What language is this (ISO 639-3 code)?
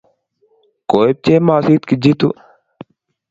kln